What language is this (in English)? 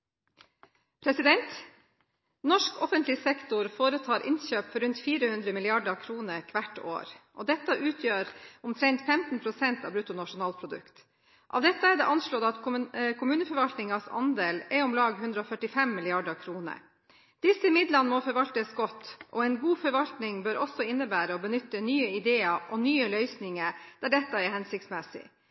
Norwegian